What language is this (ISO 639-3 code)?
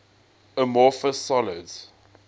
eng